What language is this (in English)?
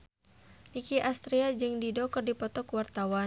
Sundanese